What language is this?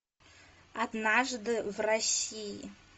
Russian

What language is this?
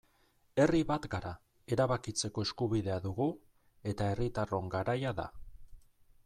Basque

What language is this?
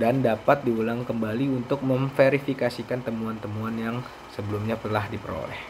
Indonesian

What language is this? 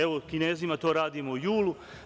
Serbian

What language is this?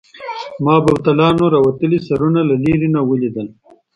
Pashto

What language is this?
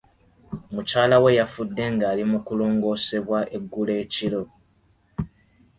Ganda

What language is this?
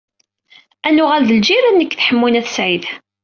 Kabyle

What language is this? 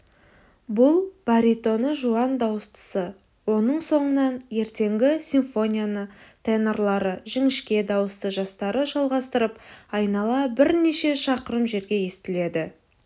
Kazakh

